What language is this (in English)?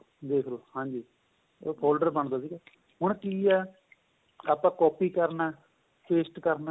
Punjabi